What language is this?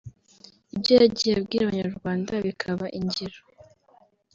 Kinyarwanda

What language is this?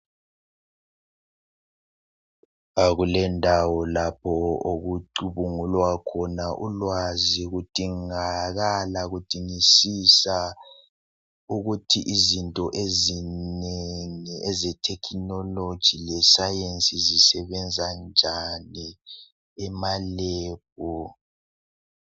North Ndebele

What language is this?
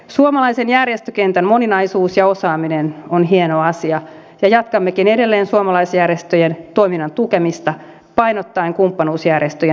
Finnish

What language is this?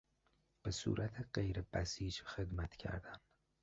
Persian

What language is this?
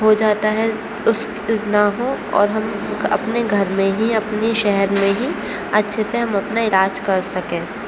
Urdu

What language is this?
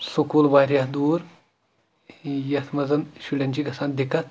Kashmiri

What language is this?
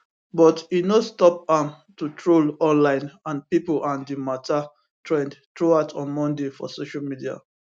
Nigerian Pidgin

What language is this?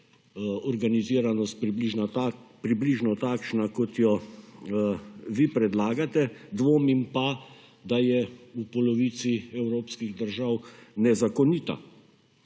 Slovenian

